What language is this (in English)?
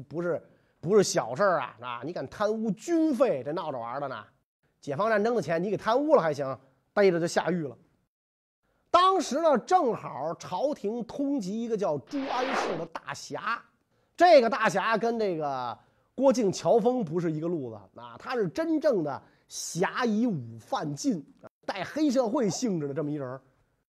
Chinese